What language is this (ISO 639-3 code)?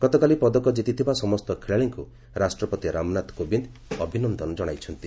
ori